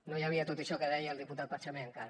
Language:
Catalan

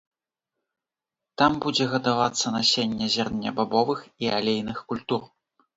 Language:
Belarusian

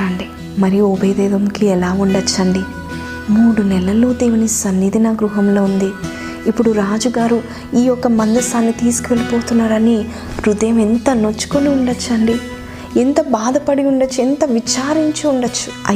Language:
Telugu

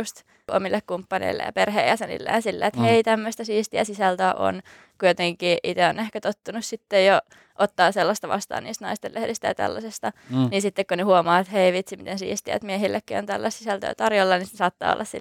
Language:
Finnish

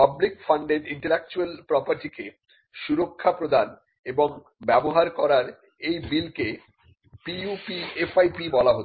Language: Bangla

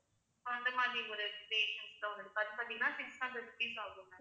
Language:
Tamil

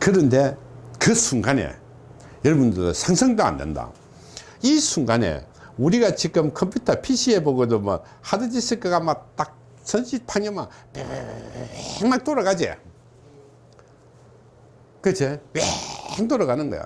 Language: Korean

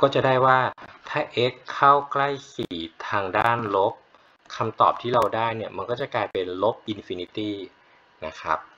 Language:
Thai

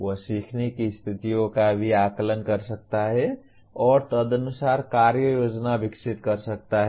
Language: Hindi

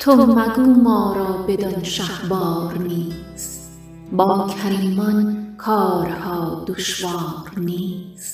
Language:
Persian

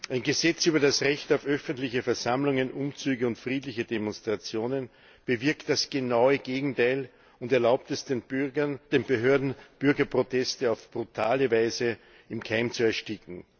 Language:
German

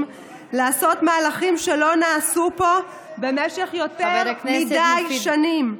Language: Hebrew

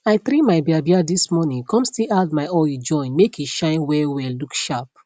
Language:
Nigerian Pidgin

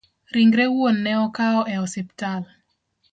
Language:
Luo (Kenya and Tanzania)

